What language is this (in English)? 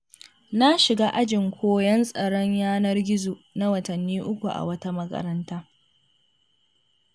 Hausa